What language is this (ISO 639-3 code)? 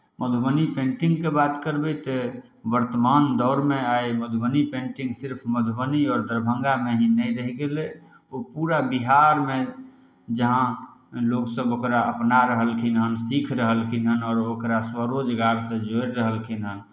mai